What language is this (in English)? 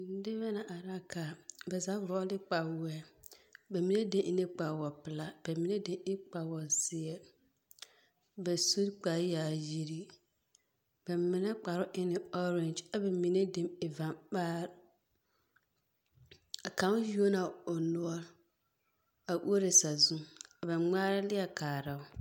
Southern Dagaare